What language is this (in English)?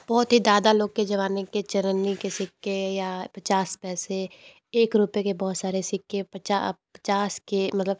Hindi